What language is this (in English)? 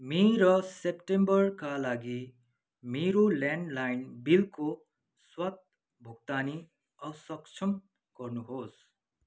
Nepali